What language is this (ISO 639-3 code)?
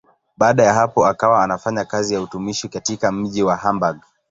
swa